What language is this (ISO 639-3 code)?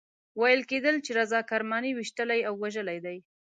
pus